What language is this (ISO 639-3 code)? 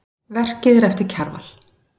isl